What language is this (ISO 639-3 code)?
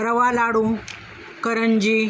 mar